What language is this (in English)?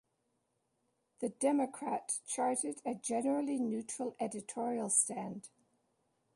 English